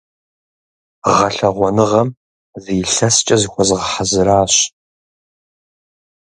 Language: Kabardian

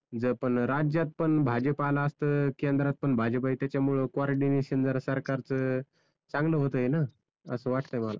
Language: Marathi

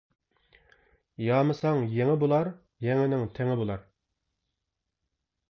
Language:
Uyghur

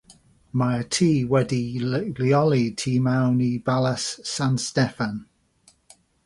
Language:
Welsh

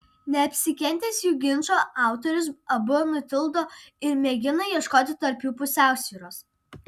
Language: Lithuanian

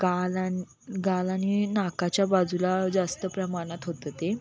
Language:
Marathi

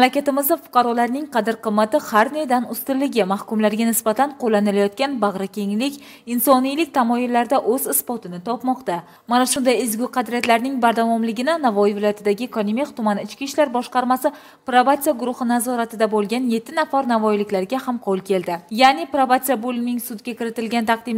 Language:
Russian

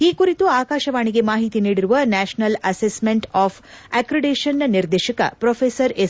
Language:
Kannada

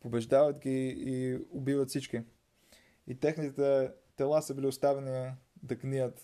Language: Bulgarian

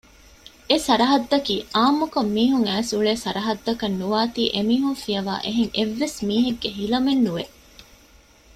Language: Divehi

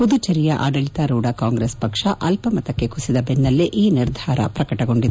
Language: Kannada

